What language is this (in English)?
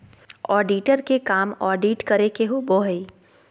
Magahi